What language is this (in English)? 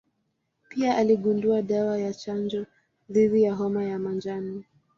Swahili